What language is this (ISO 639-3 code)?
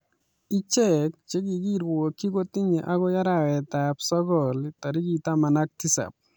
kln